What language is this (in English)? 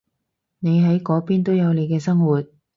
Cantonese